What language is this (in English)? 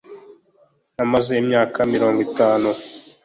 Kinyarwanda